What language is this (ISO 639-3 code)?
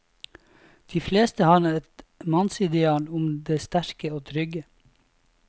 nor